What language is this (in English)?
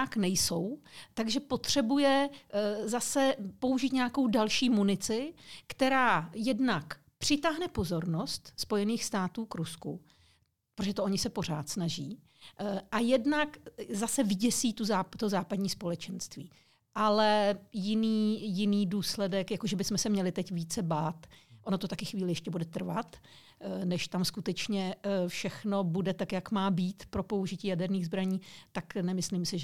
Czech